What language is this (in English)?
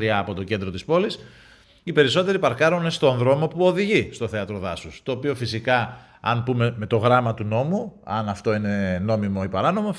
Greek